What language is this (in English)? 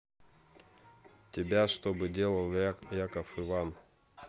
Russian